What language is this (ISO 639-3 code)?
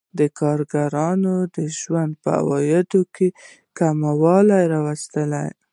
pus